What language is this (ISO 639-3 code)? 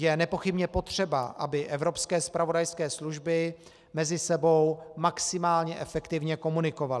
ces